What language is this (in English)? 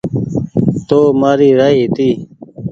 Goaria